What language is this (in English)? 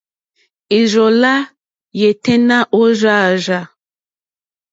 Mokpwe